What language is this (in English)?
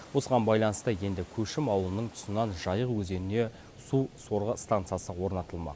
Kazakh